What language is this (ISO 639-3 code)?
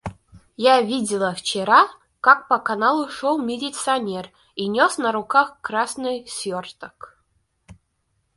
rus